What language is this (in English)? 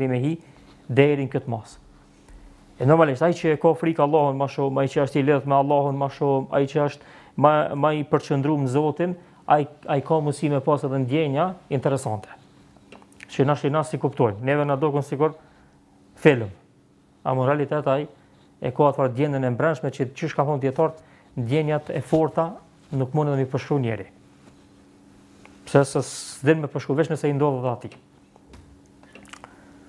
Romanian